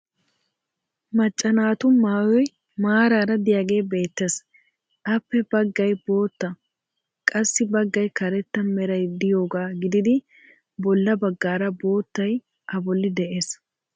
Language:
Wolaytta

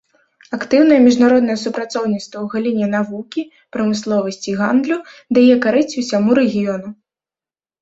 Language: Belarusian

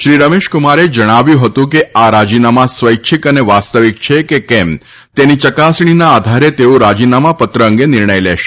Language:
Gujarati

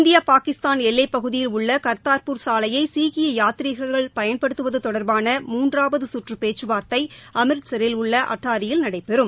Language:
Tamil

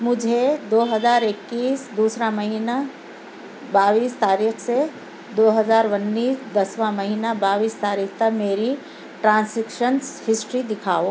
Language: Urdu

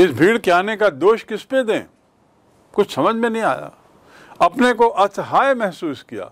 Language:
Hindi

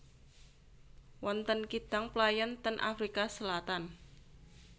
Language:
Javanese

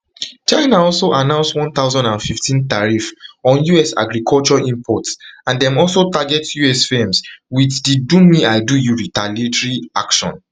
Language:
Nigerian Pidgin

